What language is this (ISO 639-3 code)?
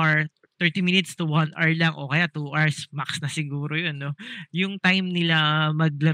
fil